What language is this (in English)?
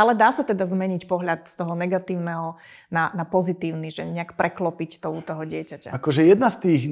Slovak